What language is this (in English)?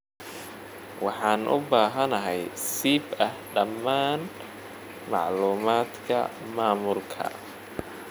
Somali